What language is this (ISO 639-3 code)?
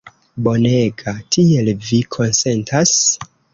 epo